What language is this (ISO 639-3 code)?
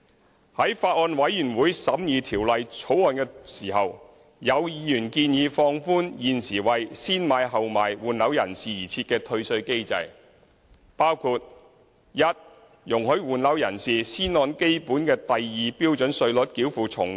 yue